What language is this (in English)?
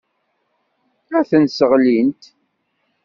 Kabyle